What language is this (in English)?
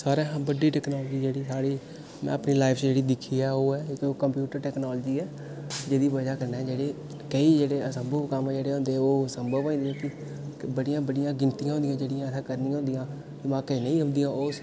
Dogri